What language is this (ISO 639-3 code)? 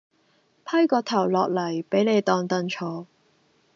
yue